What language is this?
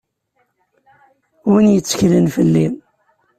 Kabyle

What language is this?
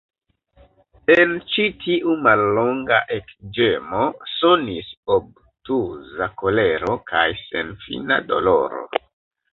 Esperanto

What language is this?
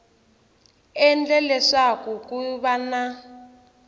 Tsonga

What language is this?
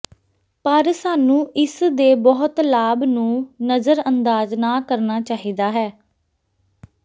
Punjabi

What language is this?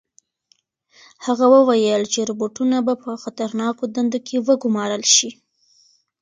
Pashto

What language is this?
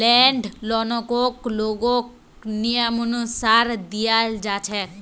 Magahi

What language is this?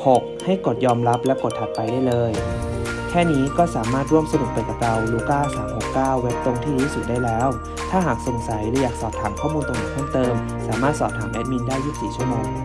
Thai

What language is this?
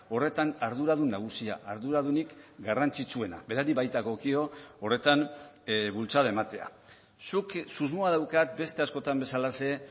Basque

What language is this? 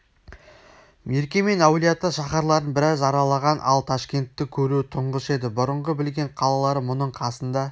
Kazakh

